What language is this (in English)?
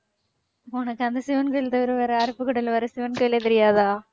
Tamil